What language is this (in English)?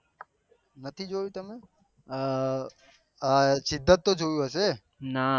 Gujarati